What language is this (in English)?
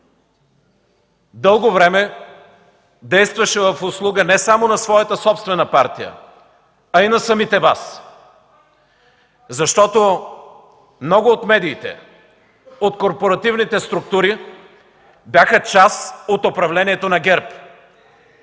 Bulgarian